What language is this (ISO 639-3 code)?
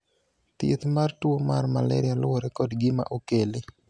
luo